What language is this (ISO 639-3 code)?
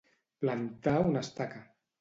cat